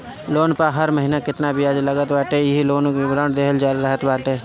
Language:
Bhojpuri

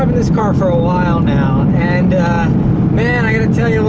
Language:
English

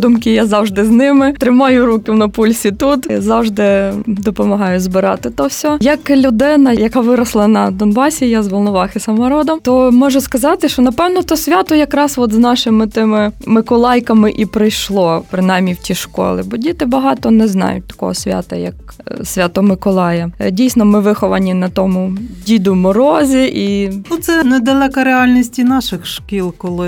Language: Ukrainian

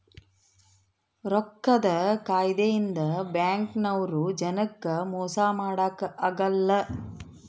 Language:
Kannada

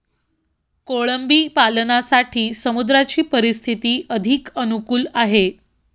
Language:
Marathi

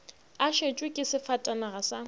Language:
Northern Sotho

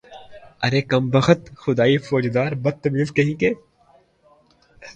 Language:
Urdu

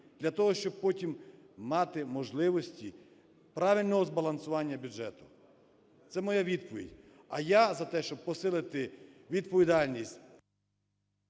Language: Ukrainian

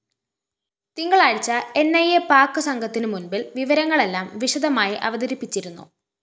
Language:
Malayalam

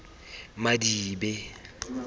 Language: Tswana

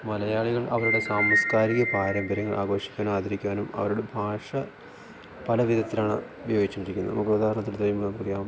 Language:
Malayalam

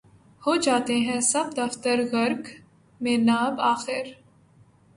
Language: Urdu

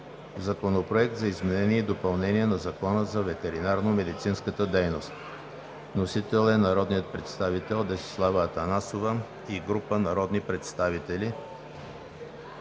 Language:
Bulgarian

